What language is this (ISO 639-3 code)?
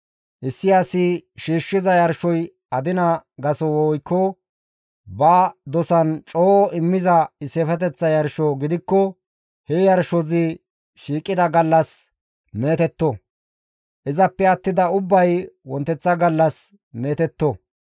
gmv